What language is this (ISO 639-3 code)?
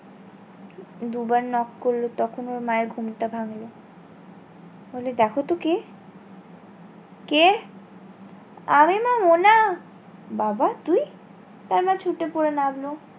ben